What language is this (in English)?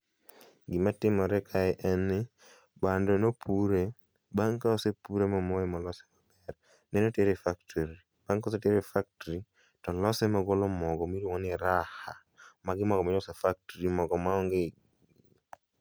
Luo (Kenya and Tanzania)